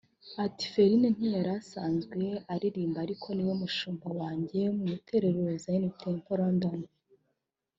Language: Kinyarwanda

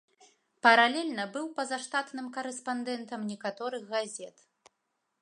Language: Belarusian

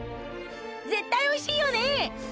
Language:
Japanese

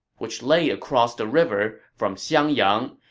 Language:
English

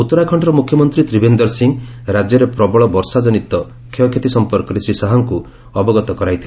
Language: Odia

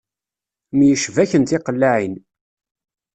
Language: Kabyle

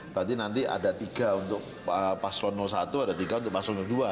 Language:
Indonesian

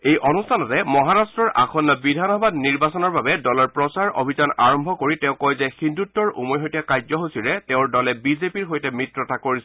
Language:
Assamese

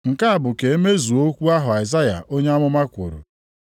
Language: Igbo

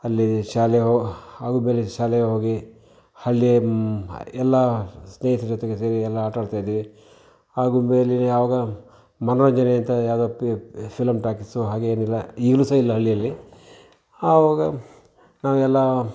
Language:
Kannada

